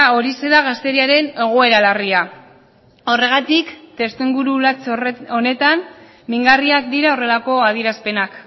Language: Basque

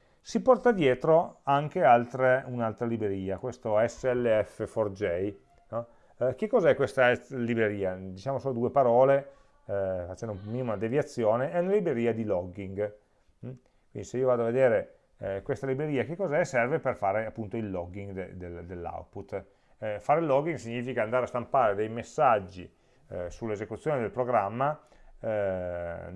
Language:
Italian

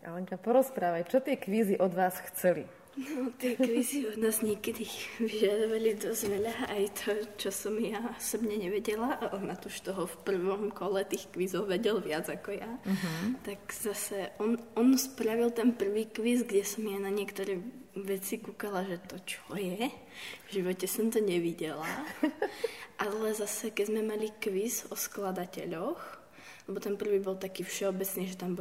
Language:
Slovak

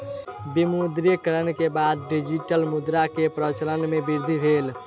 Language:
Maithili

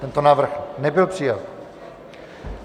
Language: Czech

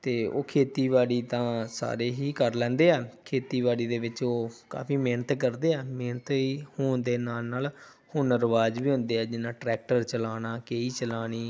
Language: Punjabi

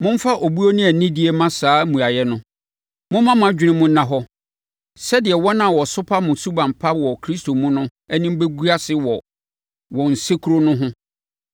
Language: Akan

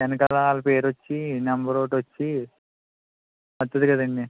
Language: Telugu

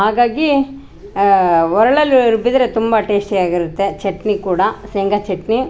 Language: Kannada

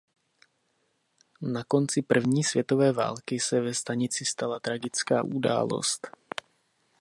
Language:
Czech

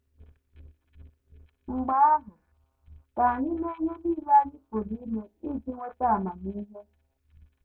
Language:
Igbo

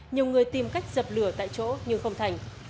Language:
Vietnamese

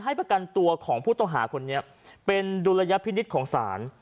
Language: Thai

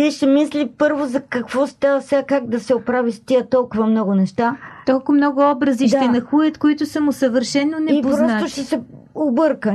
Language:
Bulgarian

